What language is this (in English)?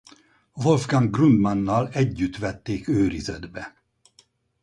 Hungarian